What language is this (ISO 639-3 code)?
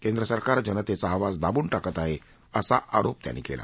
mar